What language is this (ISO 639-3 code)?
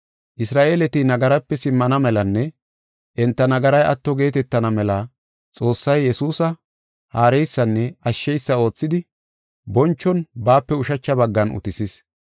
gof